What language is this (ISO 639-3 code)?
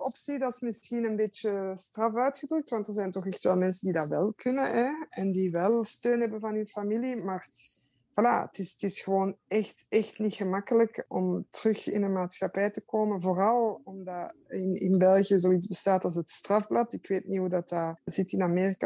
nld